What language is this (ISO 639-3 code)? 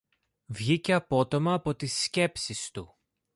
ell